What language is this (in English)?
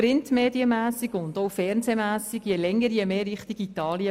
Swiss German